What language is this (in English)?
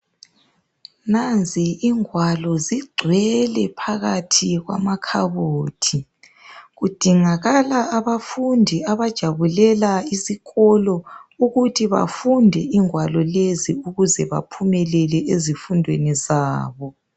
North Ndebele